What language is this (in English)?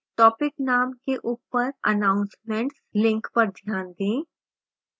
Hindi